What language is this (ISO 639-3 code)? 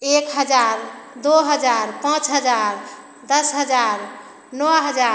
hin